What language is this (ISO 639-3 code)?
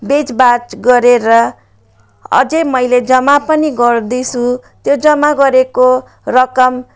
nep